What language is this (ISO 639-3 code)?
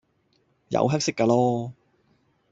yue